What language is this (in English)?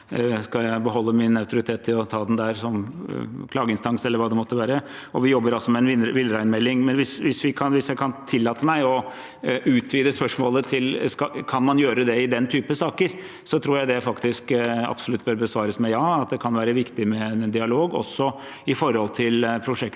Norwegian